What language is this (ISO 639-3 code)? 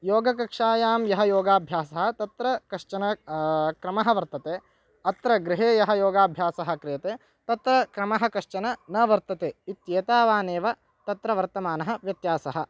san